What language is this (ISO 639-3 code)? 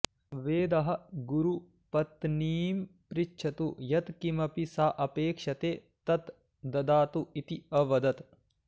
san